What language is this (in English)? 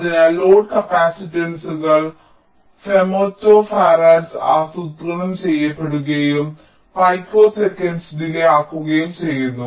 Malayalam